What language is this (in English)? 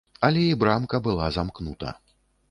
Belarusian